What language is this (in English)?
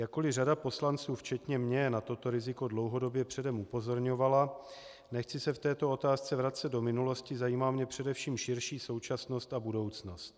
Czech